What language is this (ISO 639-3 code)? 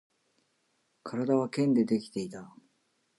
jpn